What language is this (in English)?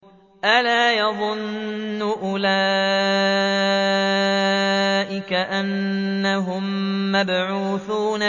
Arabic